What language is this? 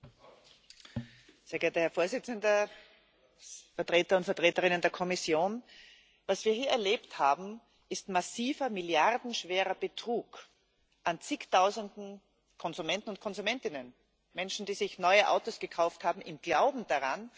German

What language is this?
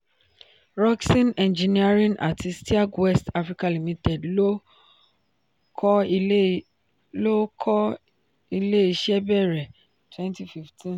Yoruba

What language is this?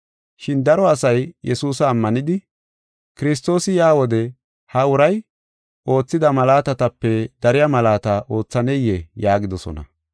Gofa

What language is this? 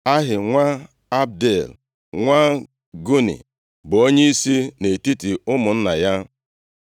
Igbo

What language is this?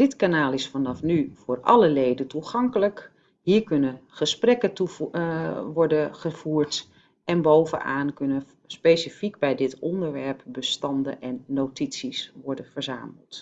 Dutch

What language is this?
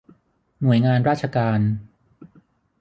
Thai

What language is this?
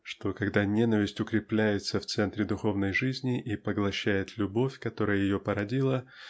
Russian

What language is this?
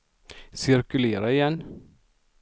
Swedish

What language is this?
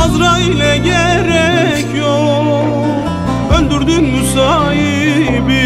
Turkish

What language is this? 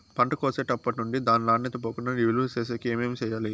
Telugu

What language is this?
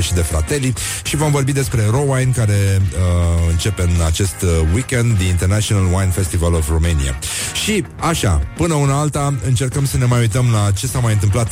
Romanian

